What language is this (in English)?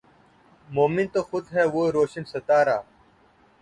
Urdu